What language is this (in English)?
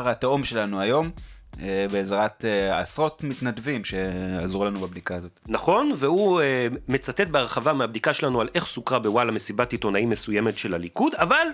Hebrew